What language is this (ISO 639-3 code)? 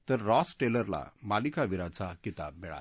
mar